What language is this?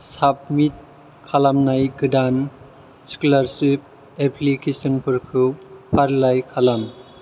Bodo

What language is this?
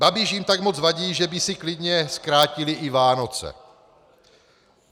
Czech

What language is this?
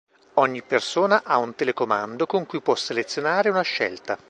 Italian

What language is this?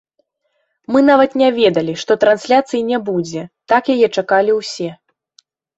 Belarusian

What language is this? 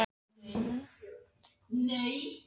Icelandic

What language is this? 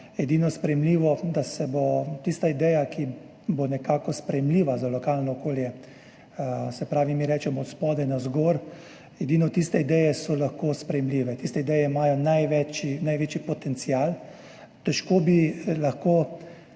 Slovenian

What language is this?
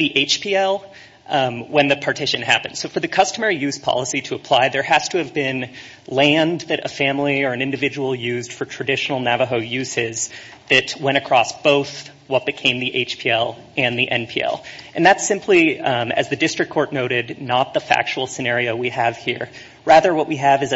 English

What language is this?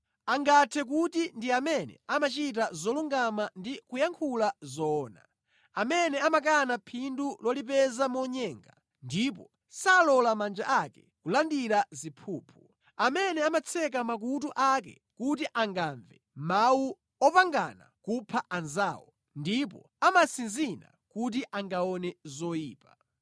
Nyanja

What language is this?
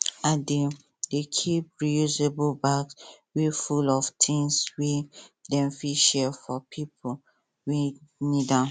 Nigerian Pidgin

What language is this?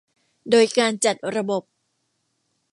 Thai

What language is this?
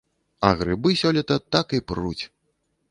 Belarusian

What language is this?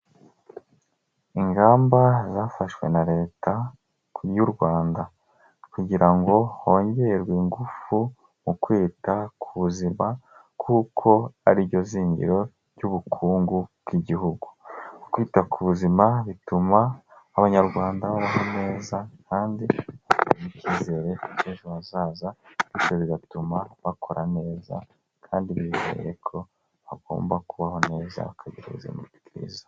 Kinyarwanda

